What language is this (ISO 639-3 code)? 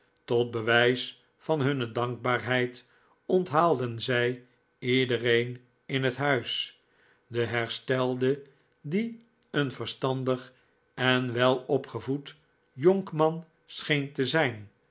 nld